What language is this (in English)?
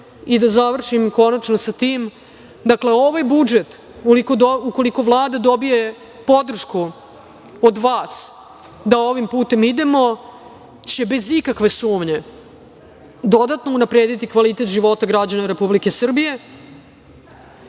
Serbian